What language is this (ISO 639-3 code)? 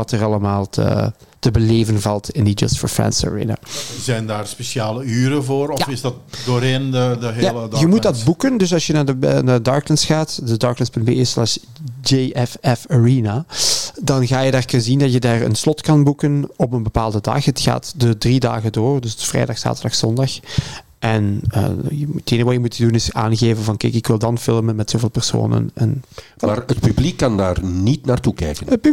nld